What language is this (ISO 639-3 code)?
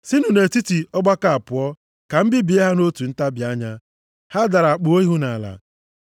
ibo